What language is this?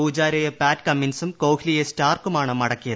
Malayalam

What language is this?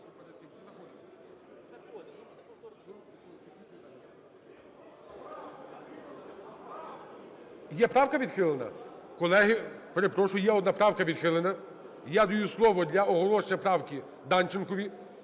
Ukrainian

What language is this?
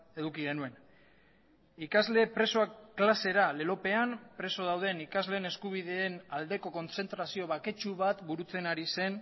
Basque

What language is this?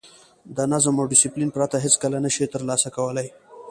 Pashto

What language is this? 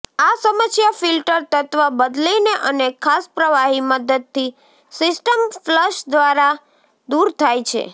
Gujarati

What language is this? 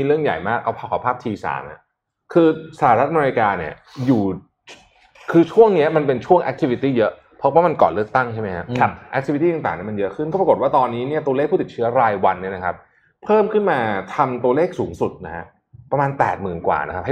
Thai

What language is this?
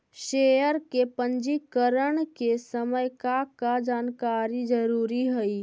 Magahi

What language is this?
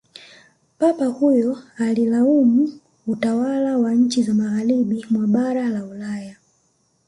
Swahili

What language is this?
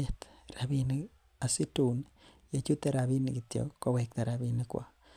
Kalenjin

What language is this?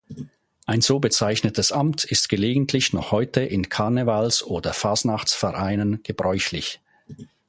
German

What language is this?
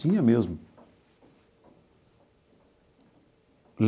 Portuguese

